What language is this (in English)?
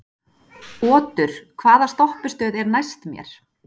Icelandic